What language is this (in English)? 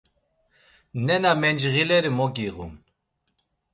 Laz